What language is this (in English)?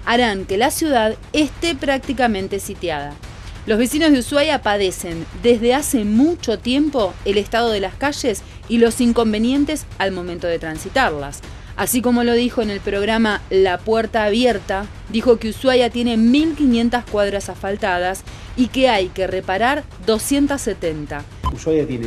Spanish